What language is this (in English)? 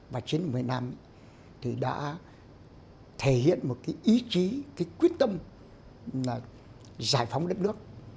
Vietnamese